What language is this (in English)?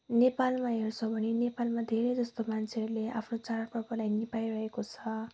Nepali